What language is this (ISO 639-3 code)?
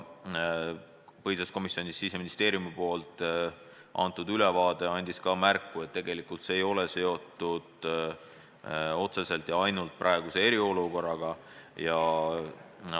est